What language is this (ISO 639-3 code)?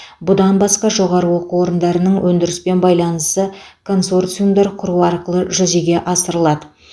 kaz